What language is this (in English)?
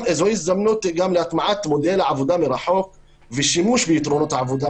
Hebrew